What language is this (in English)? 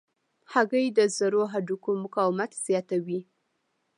Pashto